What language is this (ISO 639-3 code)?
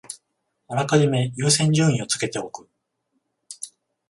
jpn